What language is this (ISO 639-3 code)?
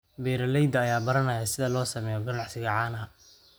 som